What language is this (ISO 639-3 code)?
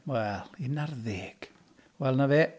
cym